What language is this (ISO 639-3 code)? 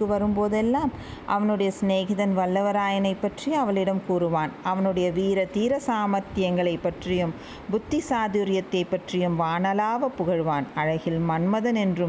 tam